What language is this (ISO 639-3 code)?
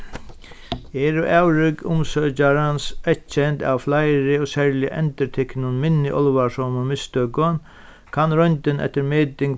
fao